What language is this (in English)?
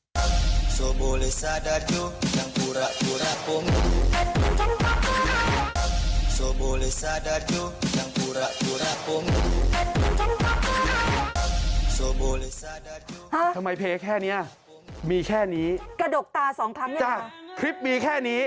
Thai